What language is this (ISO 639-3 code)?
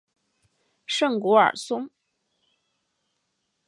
zho